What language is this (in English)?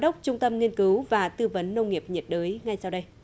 Vietnamese